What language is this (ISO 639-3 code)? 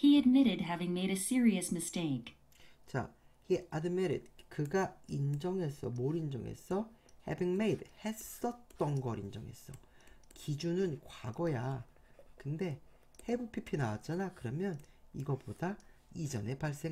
kor